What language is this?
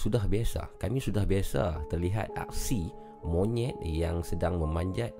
Malay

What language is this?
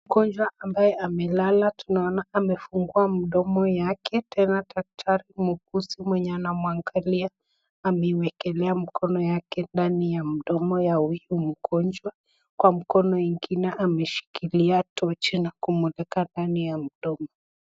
Swahili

